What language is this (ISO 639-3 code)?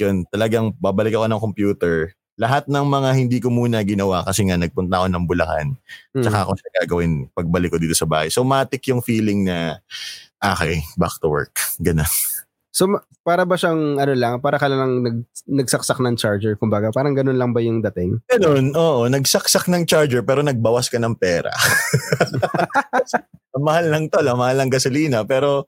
fil